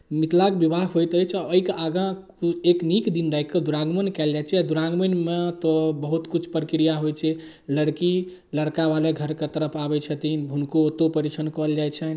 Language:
Maithili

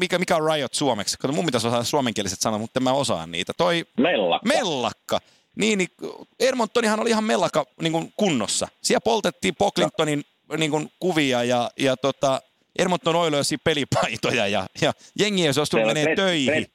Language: Finnish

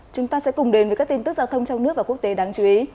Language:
Vietnamese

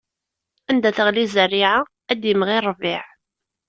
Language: Kabyle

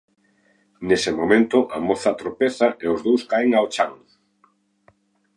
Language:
Galician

